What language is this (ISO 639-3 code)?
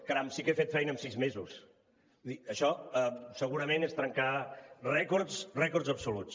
cat